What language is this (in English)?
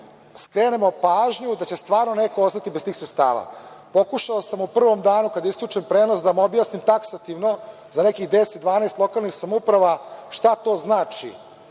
Serbian